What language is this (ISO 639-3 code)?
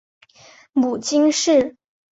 zho